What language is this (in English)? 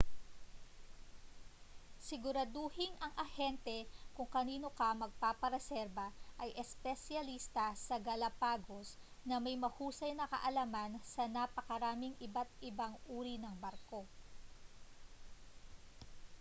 Filipino